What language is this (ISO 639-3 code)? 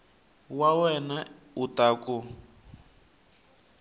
tso